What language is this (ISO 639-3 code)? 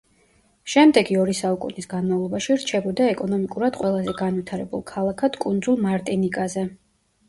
kat